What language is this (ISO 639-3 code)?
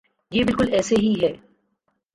urd